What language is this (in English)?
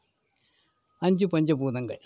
Tamil